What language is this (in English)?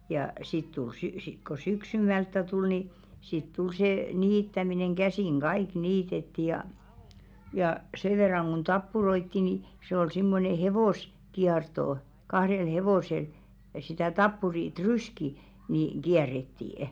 Finnish